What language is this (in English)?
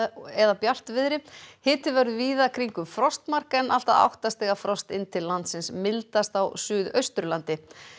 Icelandic